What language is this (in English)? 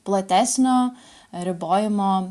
Lithuanian